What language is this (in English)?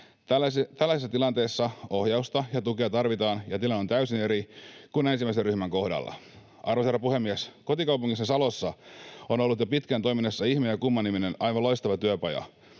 Finnish